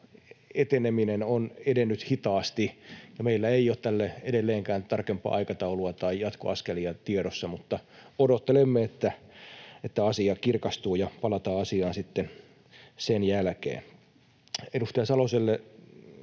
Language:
Finnish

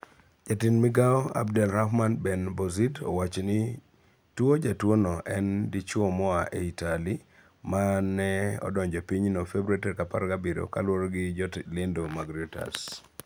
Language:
Luo (Kenya and Tanzania)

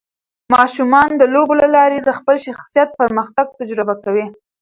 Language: Pashto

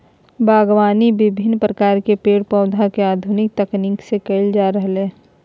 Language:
Magahi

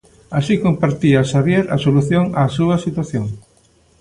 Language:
Galician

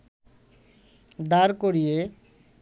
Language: Bangla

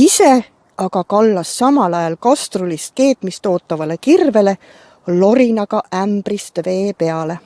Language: Estonian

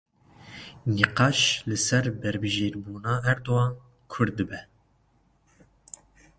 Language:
Kurdish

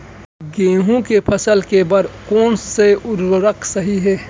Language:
Chhattisgarhi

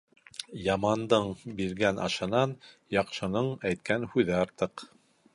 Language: Bashkir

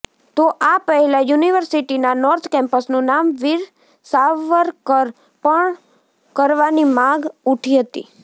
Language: Gujarati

